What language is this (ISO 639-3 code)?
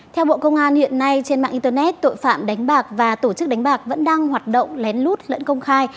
vie